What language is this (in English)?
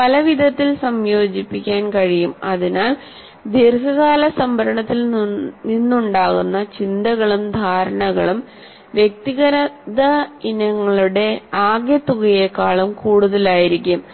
Malayalam